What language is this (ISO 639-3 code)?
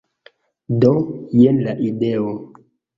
epo